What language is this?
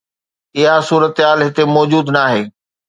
Sindhi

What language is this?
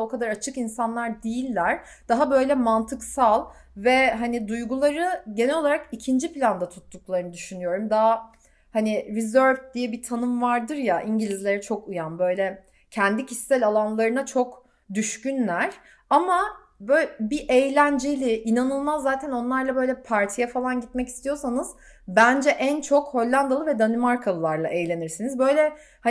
Turkish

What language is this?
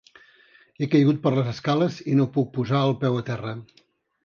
Catalan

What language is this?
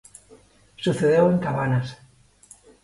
Galician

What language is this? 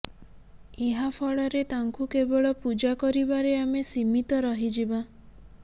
Odia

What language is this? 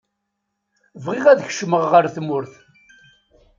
Kabyle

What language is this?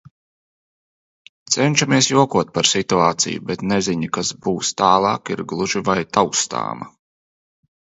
Latvian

